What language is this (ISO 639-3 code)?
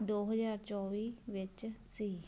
pan